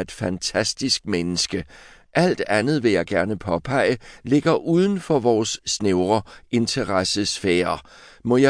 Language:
Danish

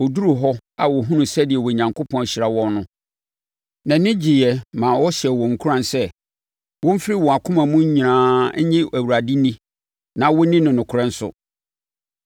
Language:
Akan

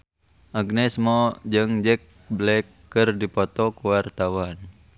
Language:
Sundanese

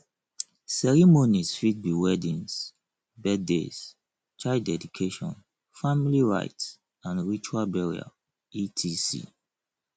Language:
Nigerian Pidgin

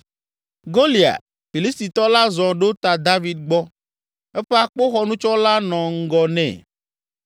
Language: Ewe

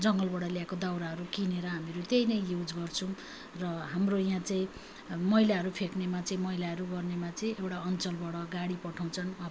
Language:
Nepali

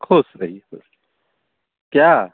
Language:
Maithili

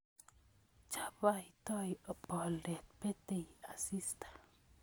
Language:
Kalenjin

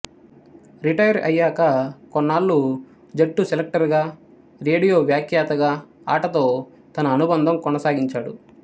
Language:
Telugu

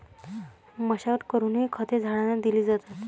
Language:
Marathi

